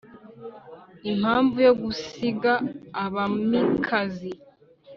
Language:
Kinyarwanda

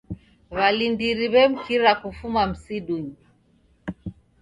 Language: Taita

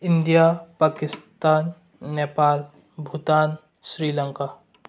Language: Manipuri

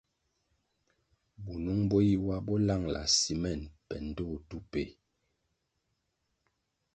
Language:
Kwasio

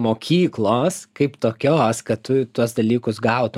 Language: Lithuanian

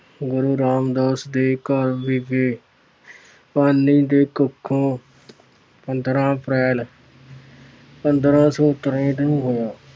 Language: Punjabi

